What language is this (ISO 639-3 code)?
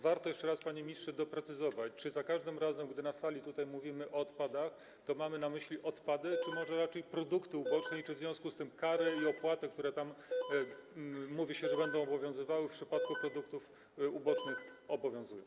pol